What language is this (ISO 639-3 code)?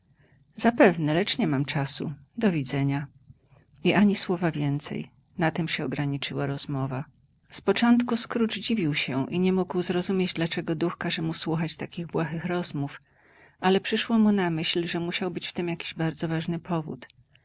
pol